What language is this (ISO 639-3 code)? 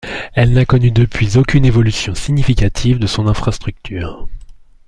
fra